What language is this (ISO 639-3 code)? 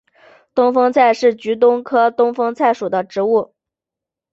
zho